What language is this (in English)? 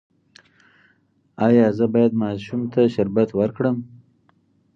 Pashto